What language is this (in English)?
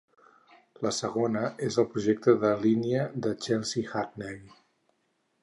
Catalan